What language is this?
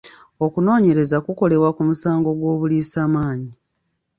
Ganda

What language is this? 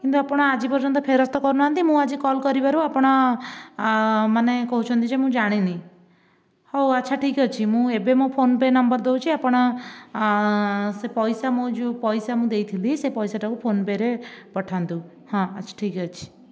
Odia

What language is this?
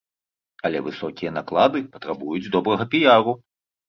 Belarusian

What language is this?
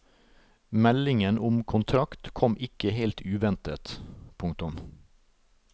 Norwegian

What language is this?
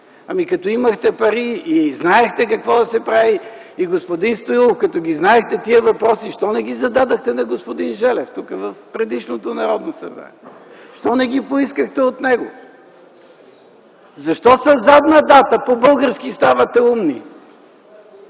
Bulgarian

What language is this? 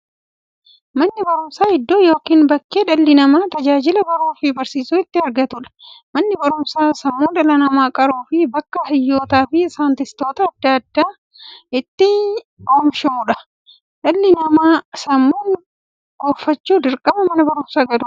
Oromo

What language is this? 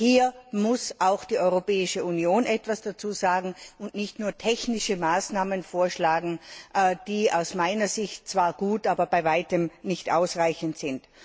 German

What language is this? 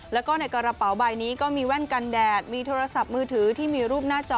Thai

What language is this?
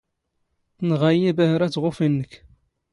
Standard Moroccan Tamazight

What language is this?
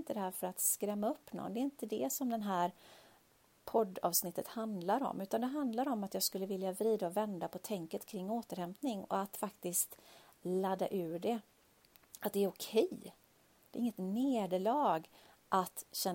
Swedish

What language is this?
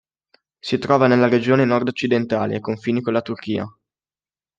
Italian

